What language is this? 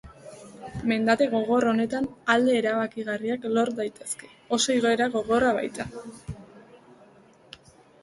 Basque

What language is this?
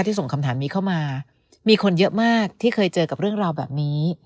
Thai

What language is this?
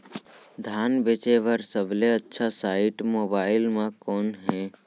Chhattisgarhi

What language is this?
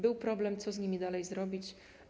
Polish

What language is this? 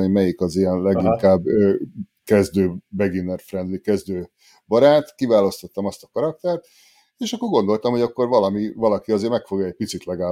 Hungarian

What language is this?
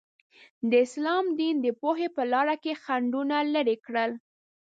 Pashto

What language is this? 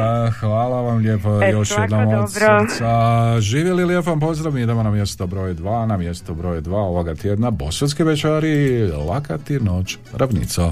Croatian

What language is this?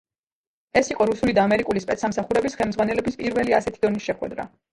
Georgian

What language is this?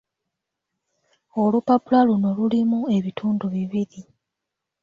Ganda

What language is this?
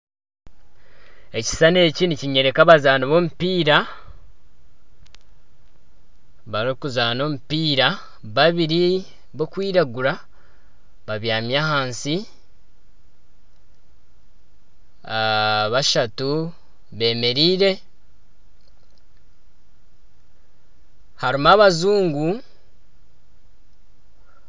Nyankole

